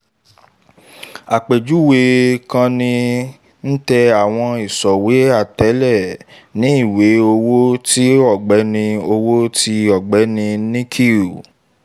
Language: Yoruba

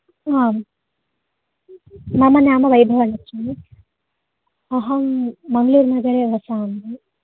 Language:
Sanskrit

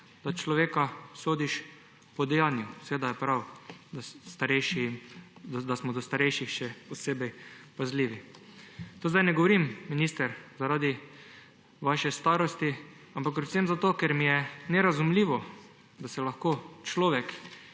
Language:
Slovenian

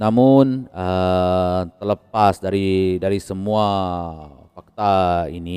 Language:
Malay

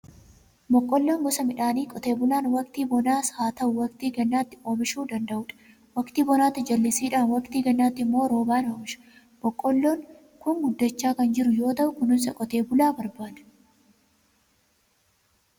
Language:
Oromo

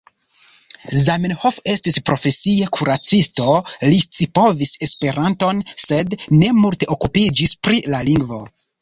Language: Esperanto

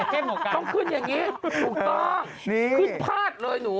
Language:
Thai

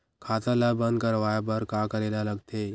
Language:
Chhattisgarhi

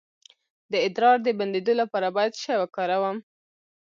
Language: Pashto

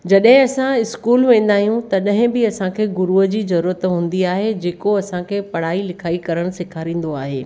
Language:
Sindhi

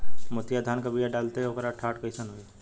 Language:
Bhojpuri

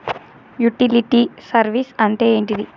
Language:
Telugu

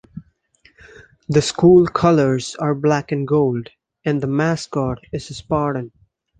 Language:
English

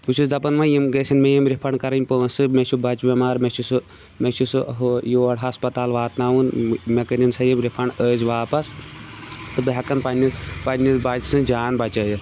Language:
Kashmiri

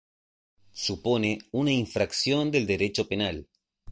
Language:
Spanish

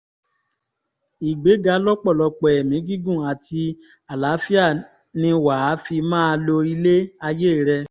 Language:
Yoruba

